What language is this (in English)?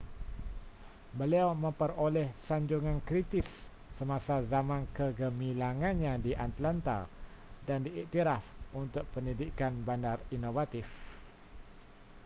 Malay